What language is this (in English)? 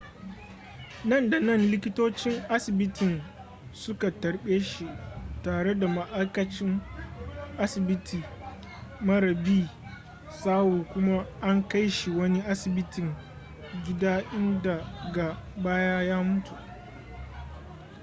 Hausa